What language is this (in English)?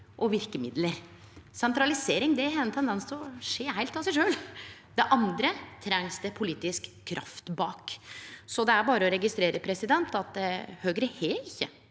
Norwegian